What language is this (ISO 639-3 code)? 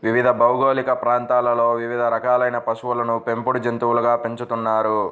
tel